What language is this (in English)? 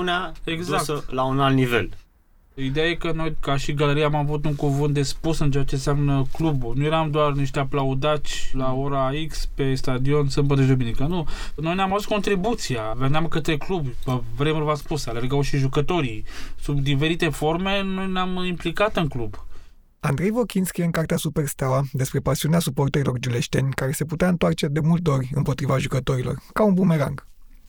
Romanian